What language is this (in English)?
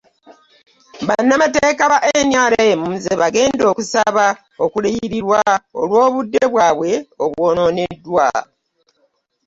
Ganda